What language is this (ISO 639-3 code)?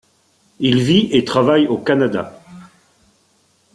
fra